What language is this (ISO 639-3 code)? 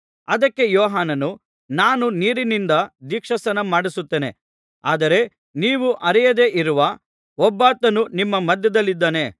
kan